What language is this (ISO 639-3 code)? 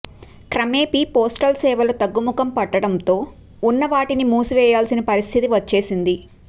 tel